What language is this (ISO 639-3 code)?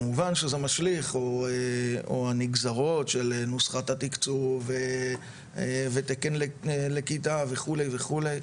heb